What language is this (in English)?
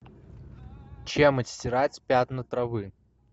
Russian